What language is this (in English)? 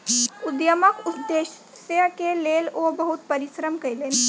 Maithili